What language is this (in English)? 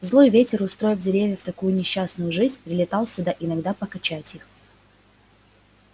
Russian